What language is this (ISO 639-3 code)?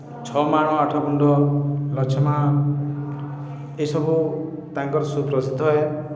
ori